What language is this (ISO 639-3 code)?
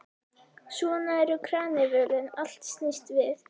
isl